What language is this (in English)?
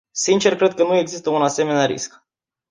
Romanian